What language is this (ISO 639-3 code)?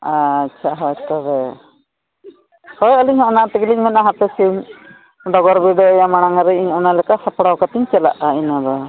sat